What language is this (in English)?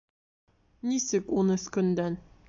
Bashkir